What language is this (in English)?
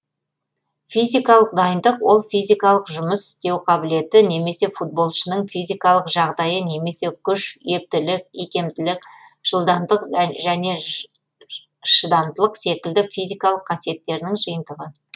Kazakh